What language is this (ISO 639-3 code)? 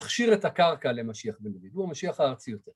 heb